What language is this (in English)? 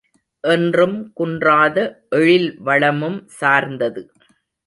Tamil